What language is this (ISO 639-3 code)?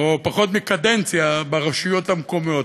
heb